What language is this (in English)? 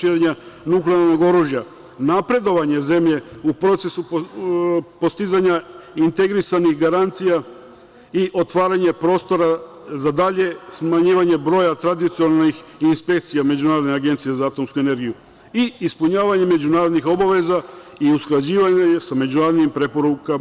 Serbian